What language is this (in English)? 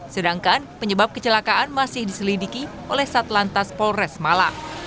Indonesian